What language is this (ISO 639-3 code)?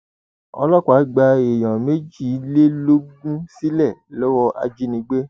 yor